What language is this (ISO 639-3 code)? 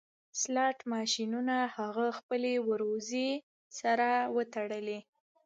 pus